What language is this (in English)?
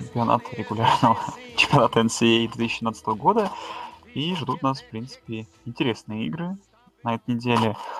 Russian